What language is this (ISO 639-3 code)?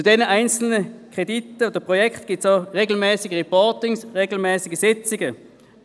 gsw